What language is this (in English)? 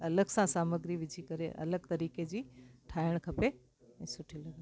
Sindhi